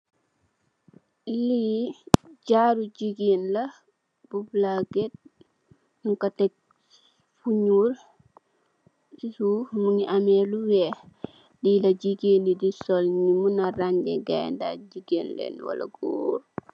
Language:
Wolof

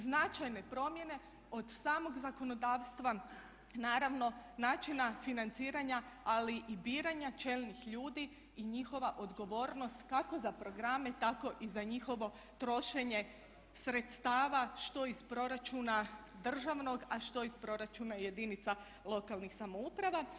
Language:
Croatian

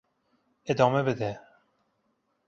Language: Persian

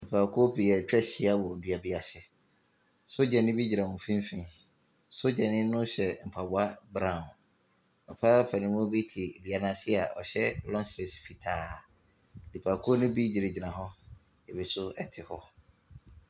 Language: Akan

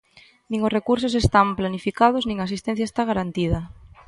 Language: Galician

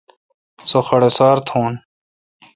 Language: Kalkoti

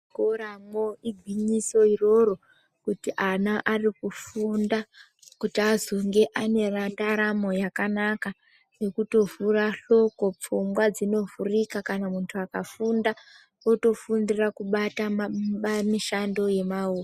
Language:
Ndau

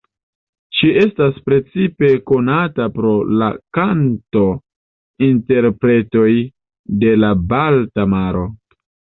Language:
Esperanto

